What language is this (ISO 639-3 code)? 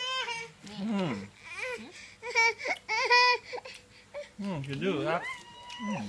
tha